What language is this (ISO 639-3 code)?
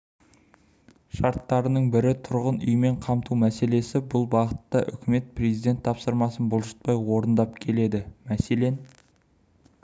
kaz